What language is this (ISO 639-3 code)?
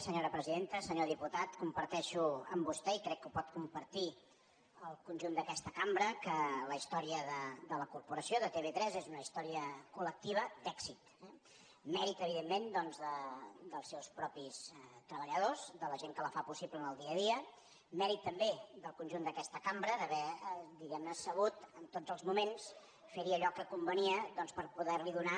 cat